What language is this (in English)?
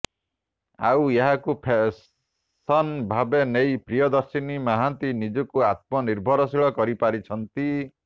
Odia